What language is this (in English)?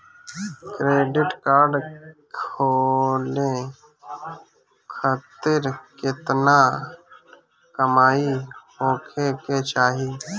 Bhojpuri